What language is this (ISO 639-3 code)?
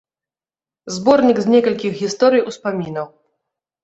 bel